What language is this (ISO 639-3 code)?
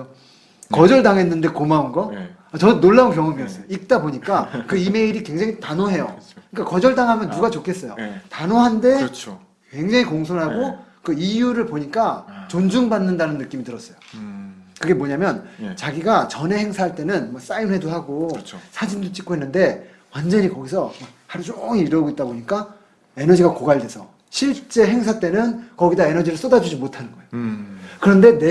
kor